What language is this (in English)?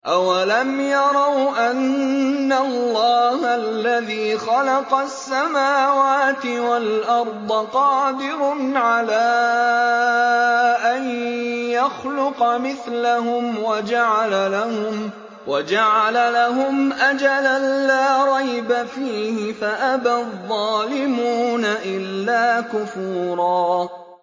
Arabic